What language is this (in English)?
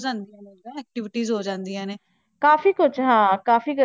Punjabi